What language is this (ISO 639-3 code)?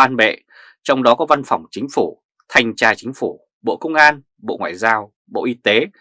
vie